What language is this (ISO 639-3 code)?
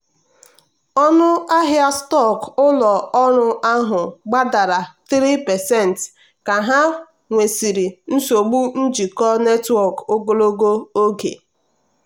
ibo